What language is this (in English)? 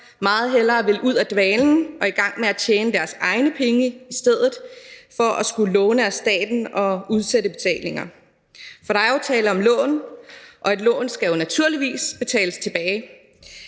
Danish